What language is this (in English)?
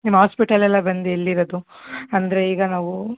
Kannada